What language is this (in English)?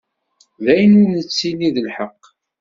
Kabyle